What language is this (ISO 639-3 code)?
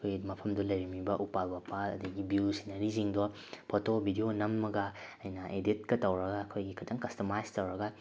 mni